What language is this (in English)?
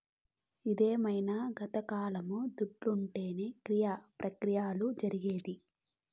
Telugu